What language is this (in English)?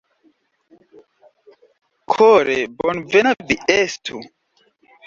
Esperanto